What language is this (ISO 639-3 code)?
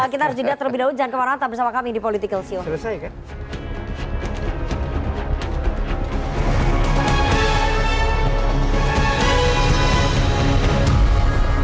ind